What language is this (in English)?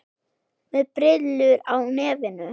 Icelandic